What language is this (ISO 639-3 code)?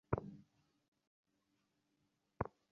ben